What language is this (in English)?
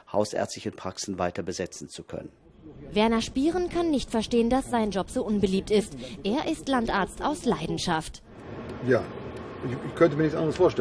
German